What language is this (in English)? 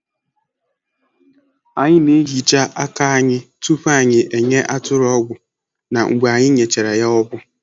Igbo